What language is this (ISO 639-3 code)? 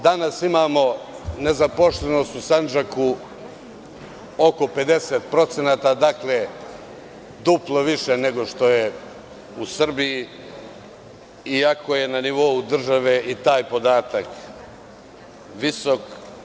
srp